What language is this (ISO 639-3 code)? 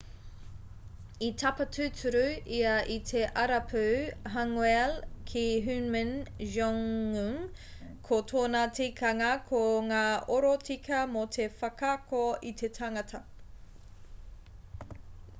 mri